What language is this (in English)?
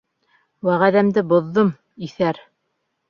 Bashkir